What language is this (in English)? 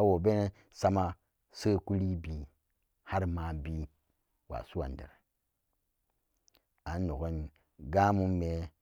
Samba Daka